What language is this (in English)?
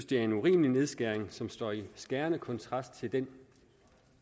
Danish